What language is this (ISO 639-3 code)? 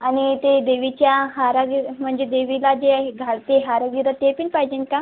mar